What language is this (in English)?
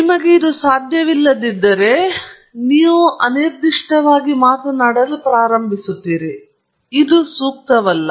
Kannada